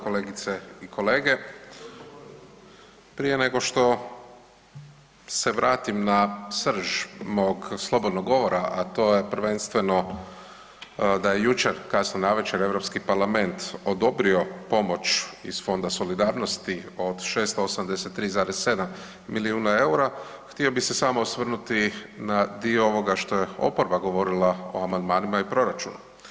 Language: Croatian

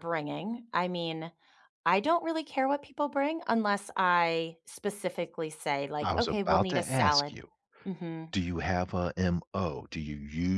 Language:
English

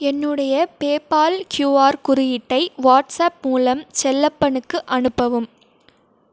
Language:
Tamil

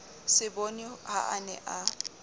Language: Southern Sotho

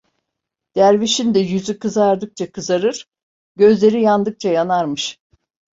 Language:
Turkish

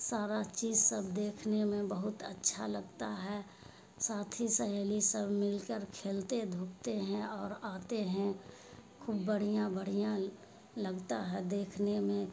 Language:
Urdu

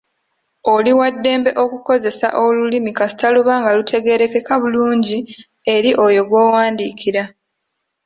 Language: Ganda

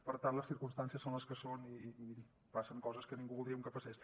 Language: Catalan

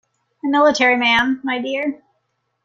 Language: English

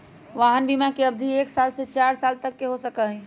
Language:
Magahi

